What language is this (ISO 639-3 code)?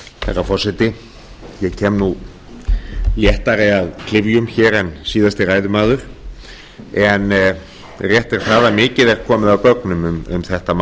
isl